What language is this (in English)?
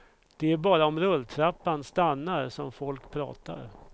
Swedish